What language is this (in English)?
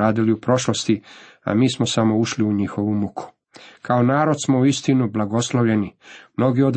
Croatian